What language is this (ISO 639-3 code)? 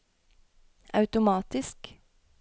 nor